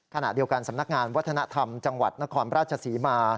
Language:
Thai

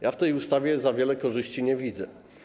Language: Polish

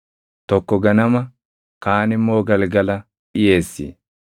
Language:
Oromo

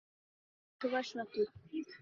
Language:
Bangla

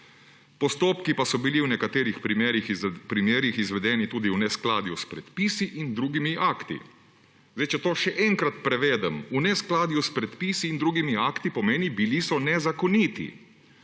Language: Slovenian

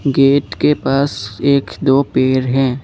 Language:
Hindi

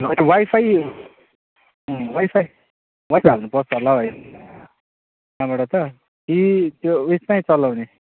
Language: Nepali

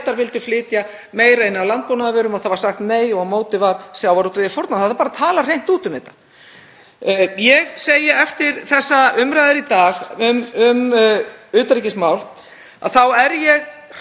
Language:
Icelandic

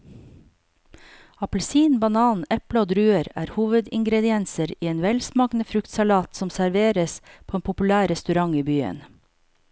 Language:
Norwegian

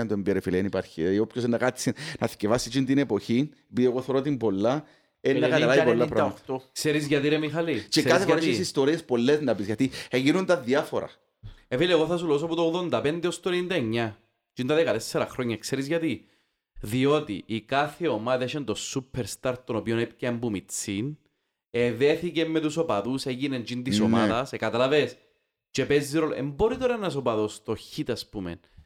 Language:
Greek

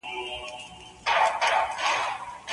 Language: Pashto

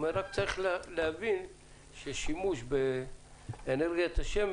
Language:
Hebrew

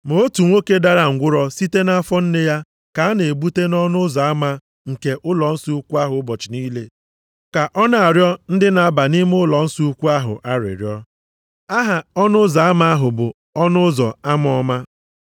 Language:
Igbo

